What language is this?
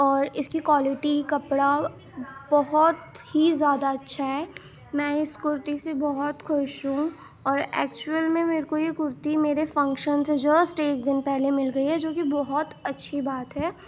Urdu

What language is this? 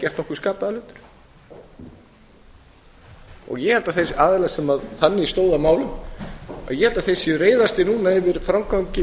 Icelandic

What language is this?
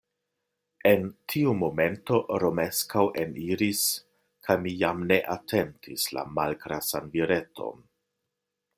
Esperanto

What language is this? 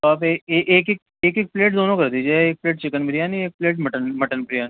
Urdu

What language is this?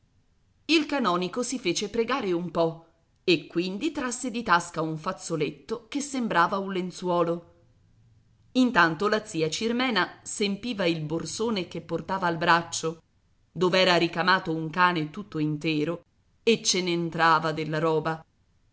Italian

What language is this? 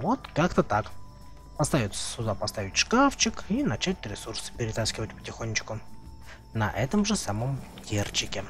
Russian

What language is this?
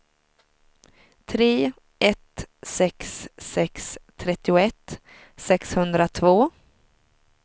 Swedish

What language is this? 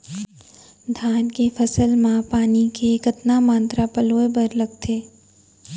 Chhattisgarhi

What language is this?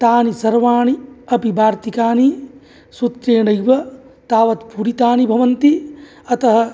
Sanskrit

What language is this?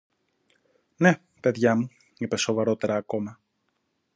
Greek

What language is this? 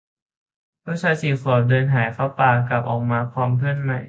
Thai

